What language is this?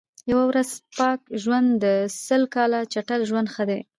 Pashto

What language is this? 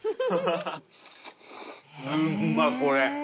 Japanese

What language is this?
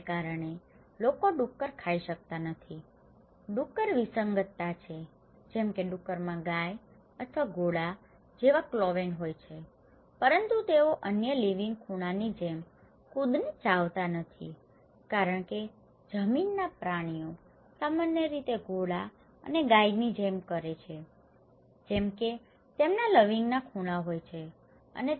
Gujarati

